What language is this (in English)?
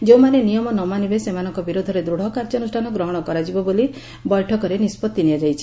Odia